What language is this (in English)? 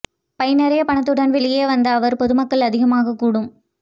Tamil